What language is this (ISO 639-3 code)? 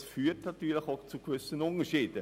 gsw